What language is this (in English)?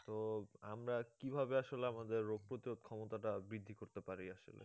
Bangla